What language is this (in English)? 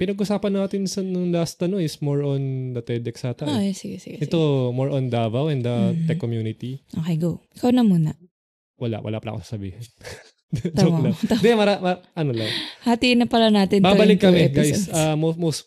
Filipino